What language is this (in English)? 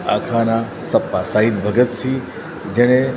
Gujarati